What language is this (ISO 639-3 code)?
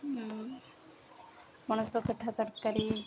ori